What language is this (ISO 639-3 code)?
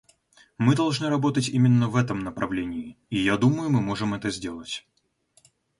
rus